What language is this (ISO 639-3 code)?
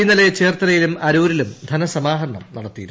mal